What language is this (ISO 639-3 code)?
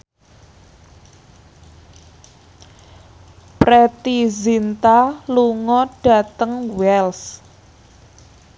jav